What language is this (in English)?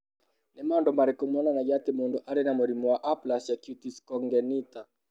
Kikuyu